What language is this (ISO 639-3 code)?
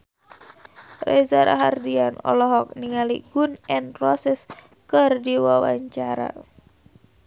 sun